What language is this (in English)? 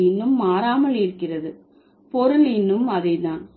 Tamil